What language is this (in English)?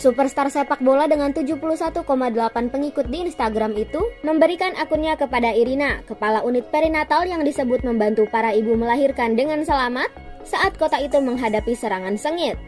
Indonesian